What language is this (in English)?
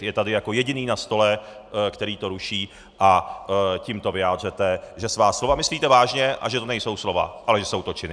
Czech